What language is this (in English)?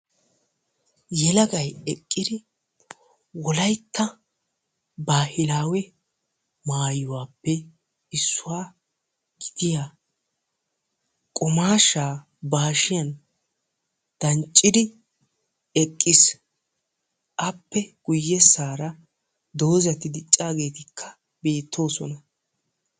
Wolaytta